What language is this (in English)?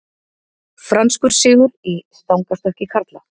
Icelandic